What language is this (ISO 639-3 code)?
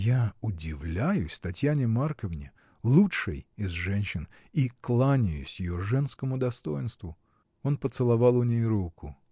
rus